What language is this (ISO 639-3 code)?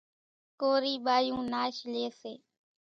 gjk